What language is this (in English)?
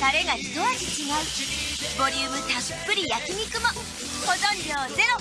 Japanese